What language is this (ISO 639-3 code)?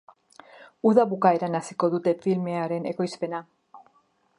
eus